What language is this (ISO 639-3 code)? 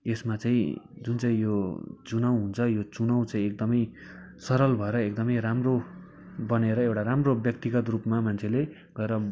nep